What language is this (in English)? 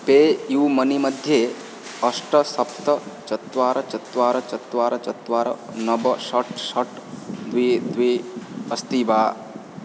Sanskrit